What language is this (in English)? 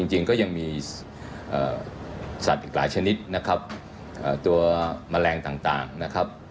Thai